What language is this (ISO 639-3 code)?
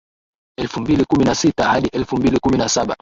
swa